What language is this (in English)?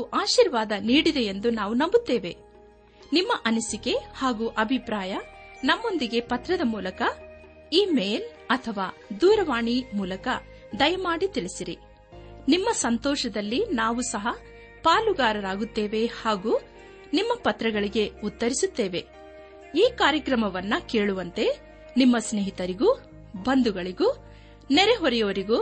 Kannada